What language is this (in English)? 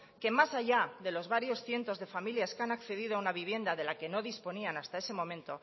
Spanish